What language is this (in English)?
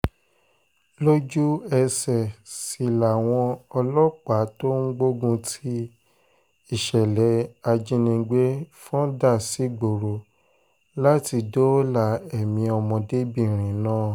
Yoruba